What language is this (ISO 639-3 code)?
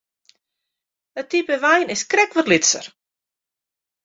fry